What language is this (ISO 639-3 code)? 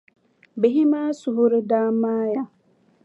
dag